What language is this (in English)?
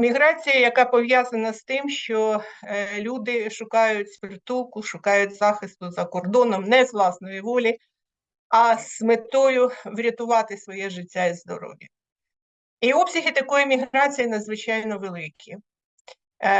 Ukrainian